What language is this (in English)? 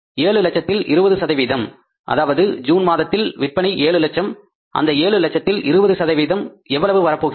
Tamil